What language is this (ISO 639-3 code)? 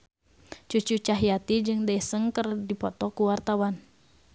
sun